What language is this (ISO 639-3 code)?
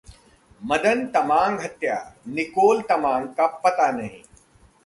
hin